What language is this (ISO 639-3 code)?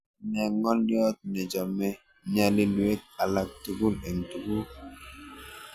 kln